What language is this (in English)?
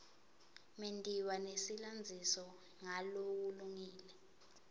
Swati